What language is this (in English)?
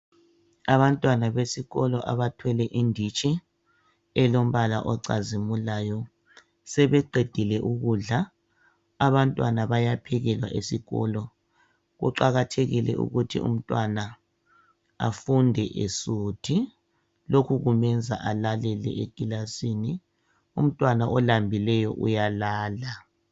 North Ndebele